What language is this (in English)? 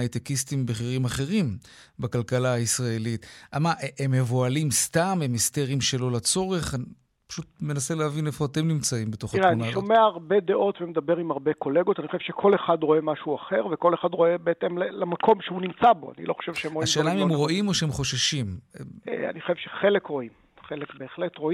Hebrew